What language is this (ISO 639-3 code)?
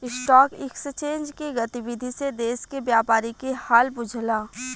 bho